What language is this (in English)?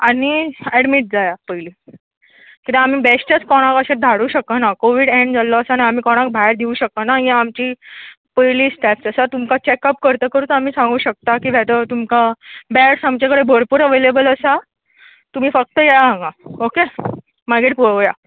Konkani